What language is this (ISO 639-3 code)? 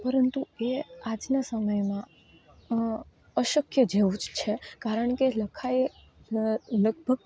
guj